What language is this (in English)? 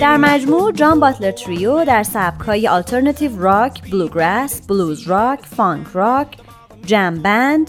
Persian